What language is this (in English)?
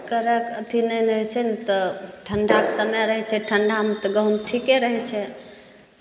Maithili